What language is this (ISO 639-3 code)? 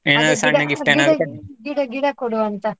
kan